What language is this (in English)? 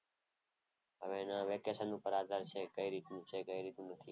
Gujarati